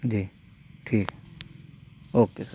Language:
Urdu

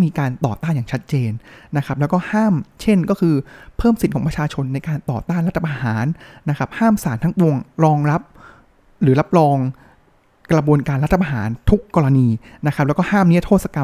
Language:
Thai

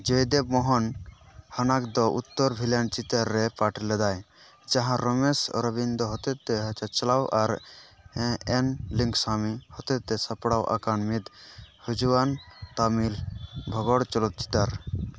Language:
Santali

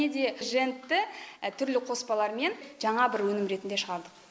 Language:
Kazakh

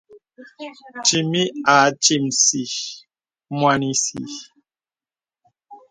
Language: Bebele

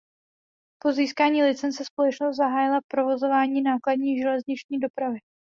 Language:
Czech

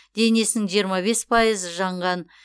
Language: Kazakh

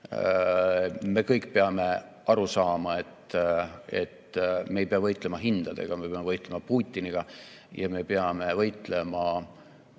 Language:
Estonian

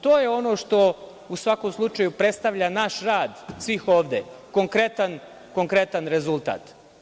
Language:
Serbian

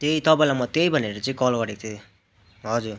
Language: Nepali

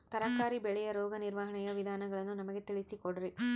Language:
Kannada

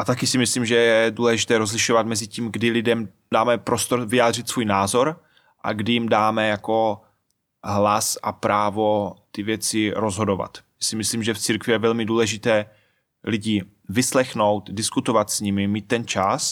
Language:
Czech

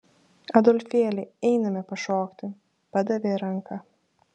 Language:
Lithuanian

